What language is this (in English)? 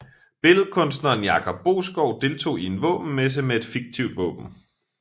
Danish